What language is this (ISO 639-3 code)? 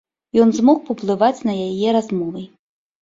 bel